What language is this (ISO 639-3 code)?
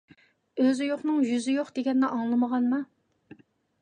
uig